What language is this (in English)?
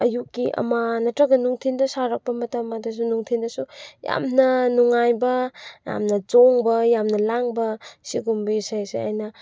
Manipuri